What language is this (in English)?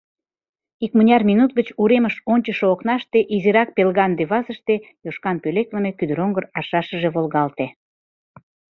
Mari